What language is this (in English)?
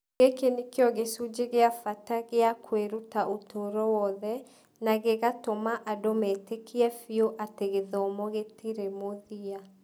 Kikuyu